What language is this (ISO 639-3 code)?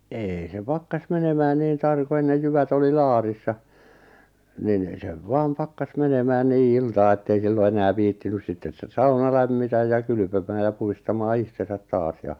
fin